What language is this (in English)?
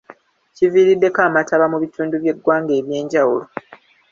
Ganda